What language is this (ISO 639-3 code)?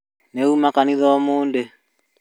kik